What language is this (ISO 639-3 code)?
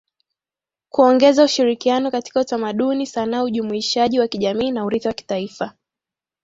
swa